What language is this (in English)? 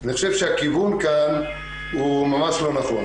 Hebrew